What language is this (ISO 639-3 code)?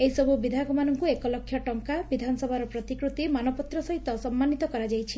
ori